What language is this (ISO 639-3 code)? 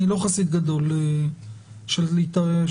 heb